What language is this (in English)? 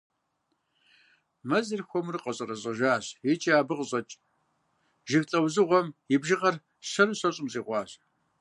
Kabardian